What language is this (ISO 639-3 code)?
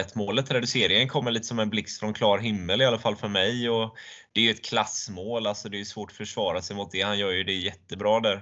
swe